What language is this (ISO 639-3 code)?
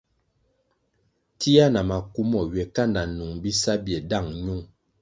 nmg